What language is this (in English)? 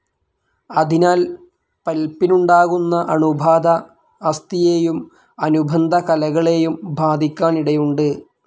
Malayalam